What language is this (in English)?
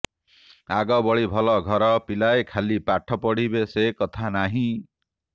Odia